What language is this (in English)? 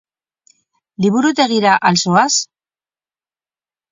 Basque